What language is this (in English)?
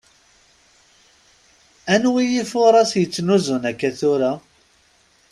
Kabyle